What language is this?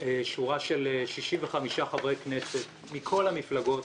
Hebrew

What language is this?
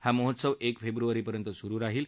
Marathi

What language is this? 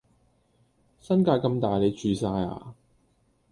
Cantonese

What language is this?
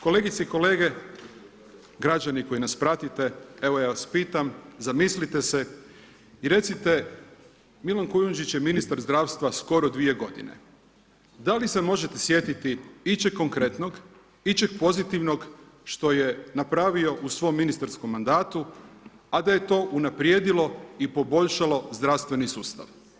Croatian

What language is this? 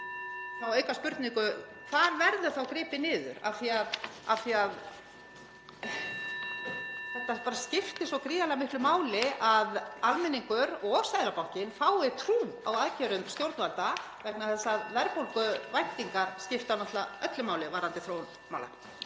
Icelandic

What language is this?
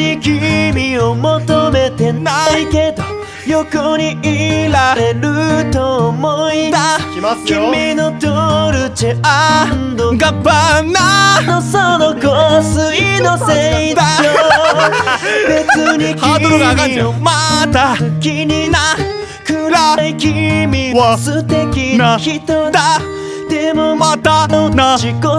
Japanese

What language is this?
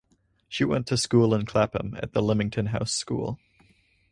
English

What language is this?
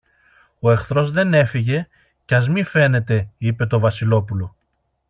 Greek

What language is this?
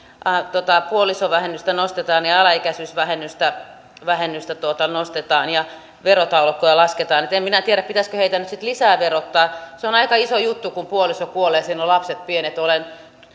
Finnish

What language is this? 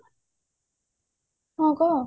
Odia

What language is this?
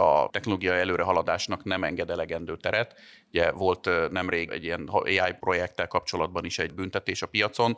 Hungarian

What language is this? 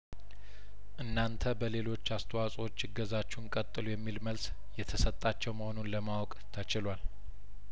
Amharic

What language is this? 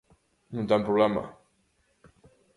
Galician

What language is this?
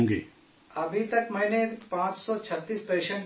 Urdu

